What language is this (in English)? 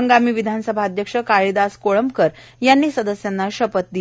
Marathi